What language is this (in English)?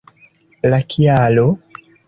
Esperanto